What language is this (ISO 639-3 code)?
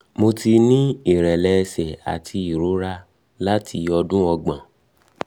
yor